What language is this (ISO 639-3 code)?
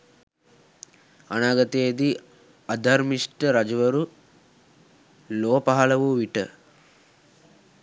sin